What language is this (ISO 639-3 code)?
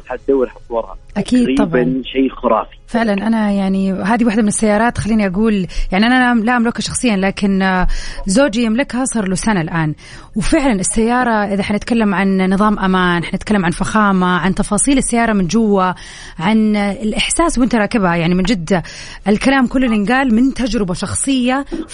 ara